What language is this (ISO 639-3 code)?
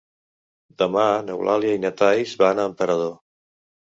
cat